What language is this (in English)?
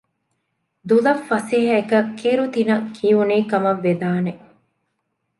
Divehi